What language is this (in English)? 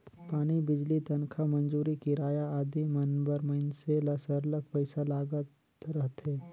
Chhattisgarhi